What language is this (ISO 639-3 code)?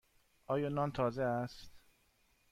fas